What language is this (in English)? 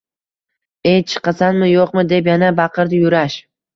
Uzbek